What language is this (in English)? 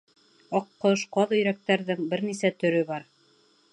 Bashkir